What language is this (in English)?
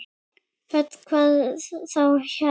Icelandic